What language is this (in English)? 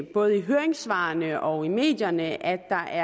Danish